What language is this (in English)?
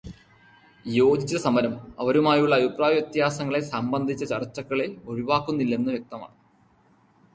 Malayalam